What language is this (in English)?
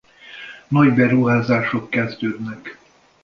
Hungarian